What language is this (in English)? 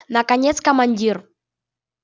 Russian